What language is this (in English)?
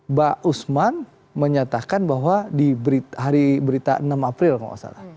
Indonesian